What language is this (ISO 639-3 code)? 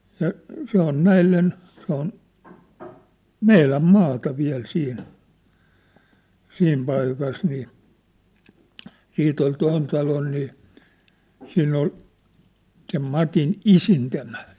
fin